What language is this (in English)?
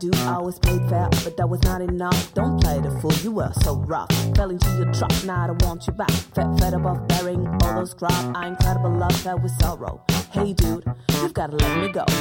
Polish